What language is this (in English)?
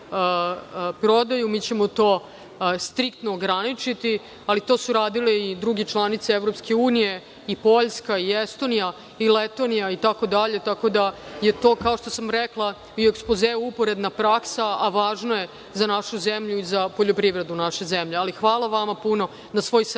Serbian